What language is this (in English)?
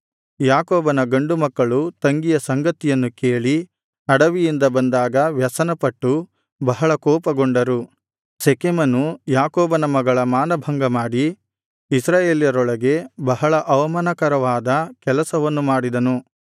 Kannada